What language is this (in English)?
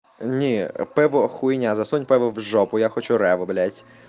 Russian